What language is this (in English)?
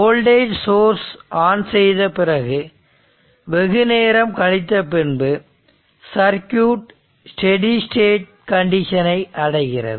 Tamil